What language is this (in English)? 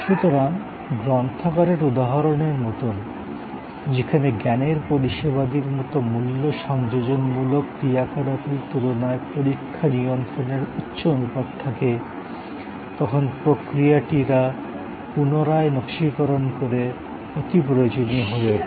Bangla